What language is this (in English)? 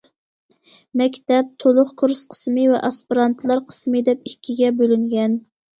Uyghur